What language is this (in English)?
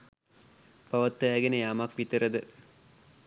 Sinhala